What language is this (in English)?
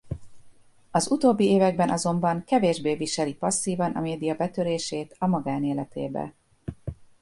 Hungarian